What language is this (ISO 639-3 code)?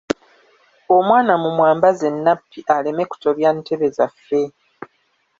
lug